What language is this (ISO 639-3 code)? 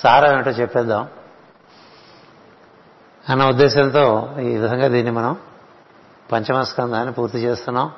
tel